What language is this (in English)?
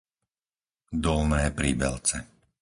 Slovak